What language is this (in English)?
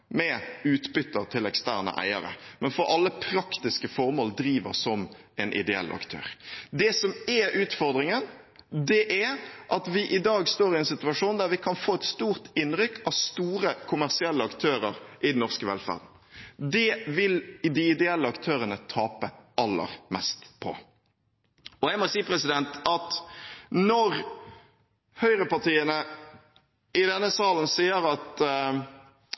Norwegian Bokmål